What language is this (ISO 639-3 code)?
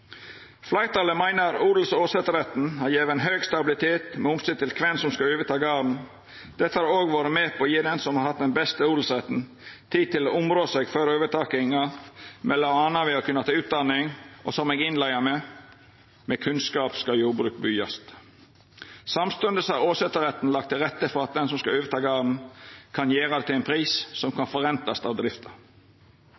nno